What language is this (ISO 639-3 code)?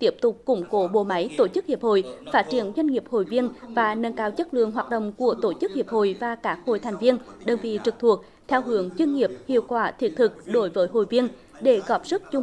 vie